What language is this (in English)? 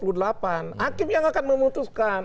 Indonesian